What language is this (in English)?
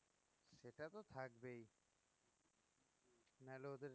Bangla